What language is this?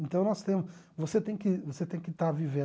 Portuguese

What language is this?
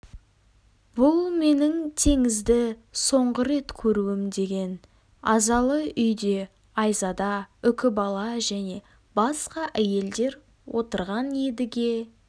Kazakh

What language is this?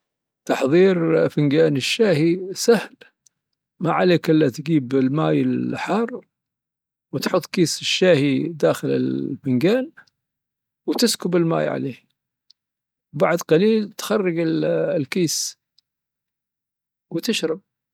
Dhofari Arabic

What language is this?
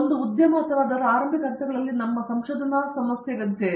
Kannada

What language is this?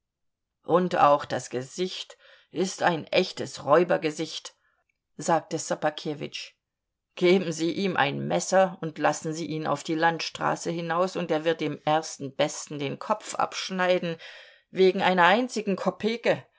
German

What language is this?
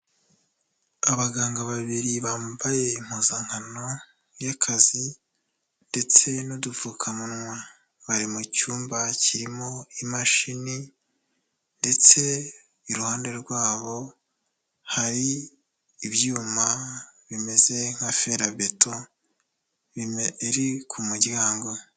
Kinyarwanda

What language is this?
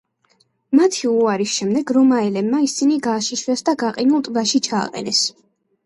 Georgian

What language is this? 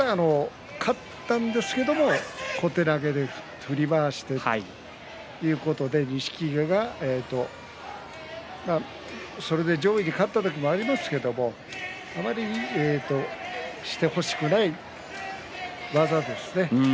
Japanese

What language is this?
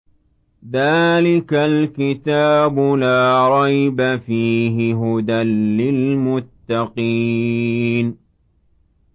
Arabic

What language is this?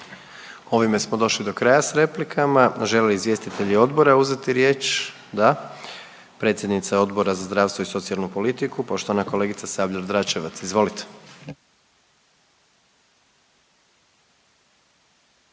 Croatian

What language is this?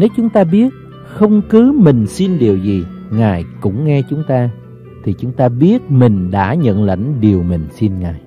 Vietnamese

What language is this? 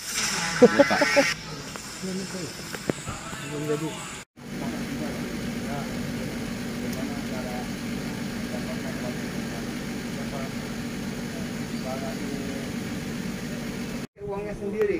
Indonesian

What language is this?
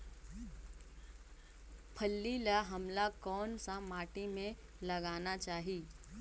Chhattisgarhi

